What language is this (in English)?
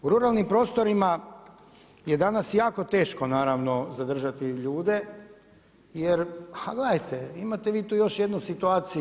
Croatian